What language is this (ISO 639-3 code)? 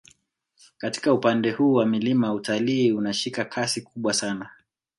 swa